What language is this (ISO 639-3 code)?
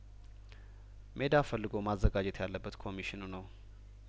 amh